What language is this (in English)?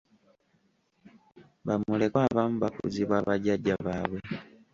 Ganda